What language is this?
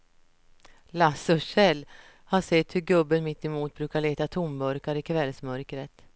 Swedish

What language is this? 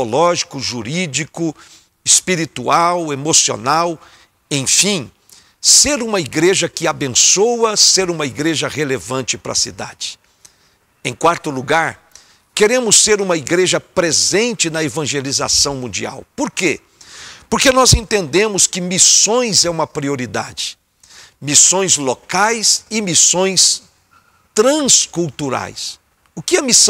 Portuguese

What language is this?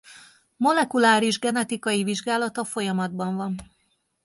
Hungarian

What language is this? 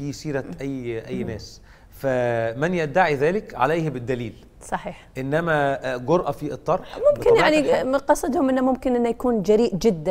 Arabic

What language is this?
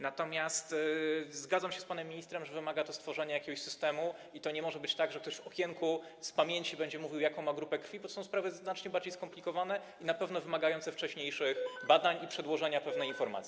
Polish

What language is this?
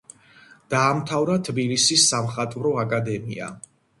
Georgian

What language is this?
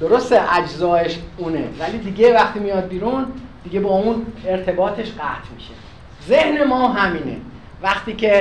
Persian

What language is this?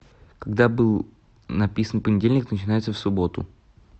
Russian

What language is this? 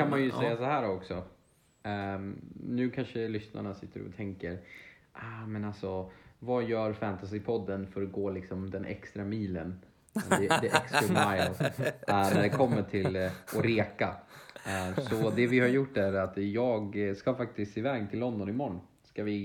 Swedish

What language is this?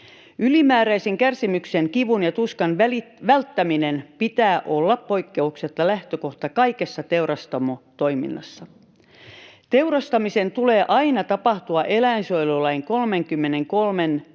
Finnish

